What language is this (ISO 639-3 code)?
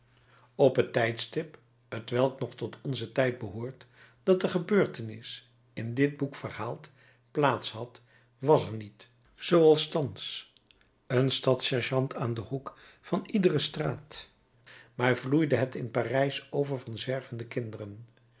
nld